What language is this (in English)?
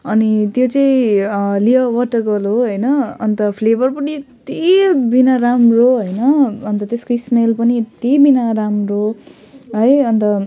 Nepali